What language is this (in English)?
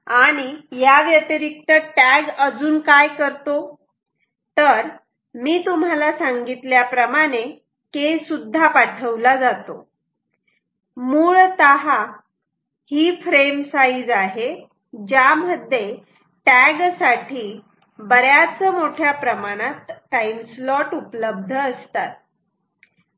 Marathi